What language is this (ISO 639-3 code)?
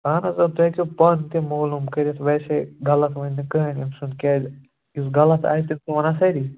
kas